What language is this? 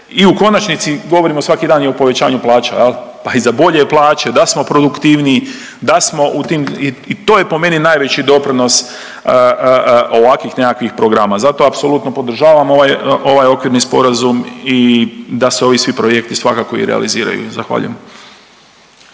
Croatian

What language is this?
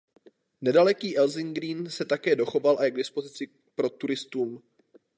Czech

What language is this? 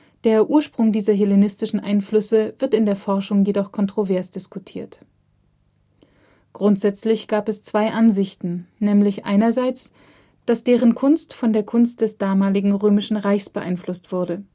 German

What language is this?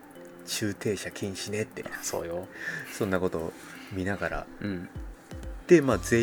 Japanese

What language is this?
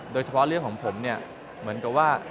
Thai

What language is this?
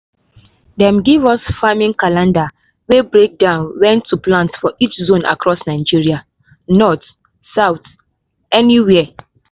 Nigerian Pidgin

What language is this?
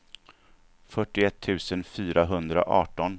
Swedish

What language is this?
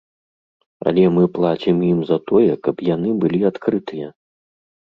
Belarusian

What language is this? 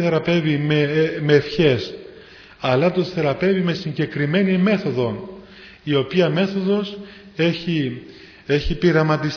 Greek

